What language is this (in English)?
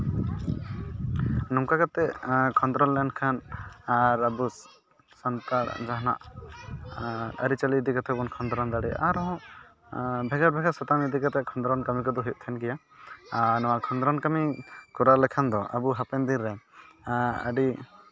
Santali